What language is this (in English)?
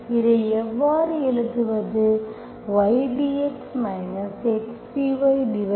Tamil